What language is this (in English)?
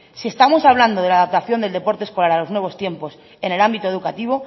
Spanish